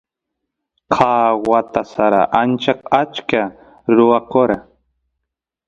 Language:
Santiago del Estero Quichua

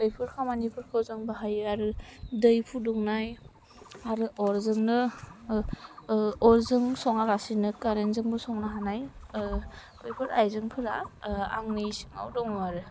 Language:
Bodo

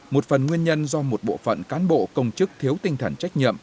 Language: Vietnamese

